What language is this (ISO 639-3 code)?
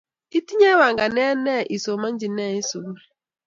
kln